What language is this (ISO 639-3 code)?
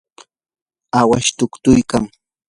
qur